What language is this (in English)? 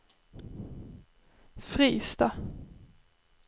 Swedish